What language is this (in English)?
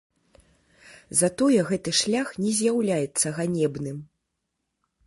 Belarusian